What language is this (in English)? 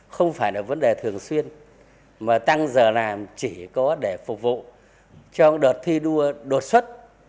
Vietnamese